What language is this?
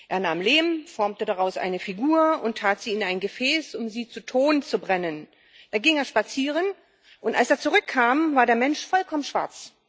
German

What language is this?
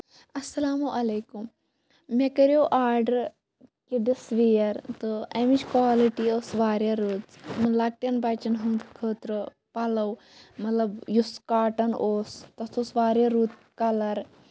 Kashmiri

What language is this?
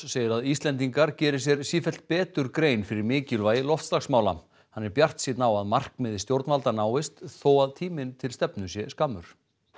Icelandic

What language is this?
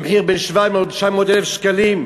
Hebrew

